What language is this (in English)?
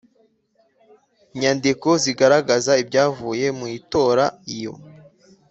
Kinyarwanda